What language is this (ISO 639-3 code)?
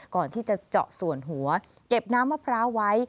tha